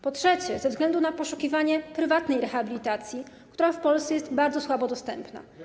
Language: Polish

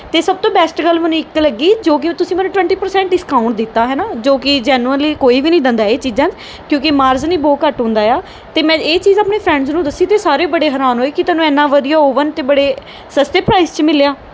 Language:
Punjabi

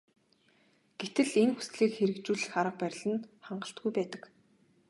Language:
Mongolian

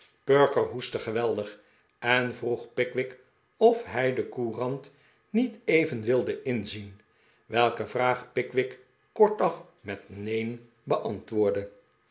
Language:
Dutch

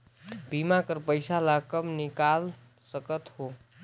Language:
Chhattisgarhi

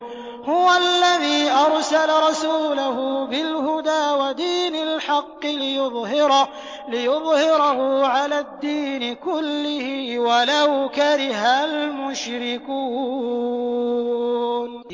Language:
Arabic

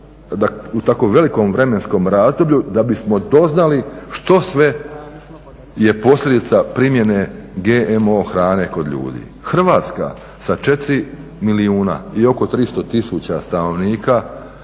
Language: Croatian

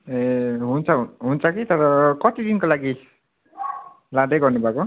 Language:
Nepali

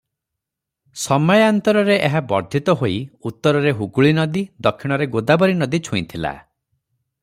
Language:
Odia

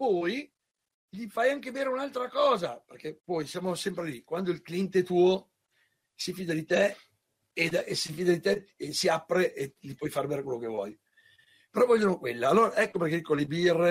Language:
Italian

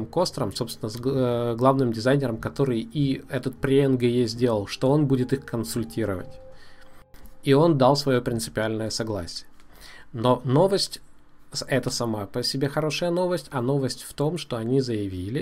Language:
Russian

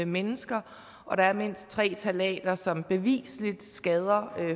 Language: Danish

